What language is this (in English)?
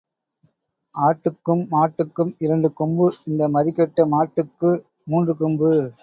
Tamil